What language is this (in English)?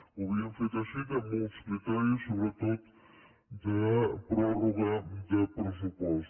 Catalan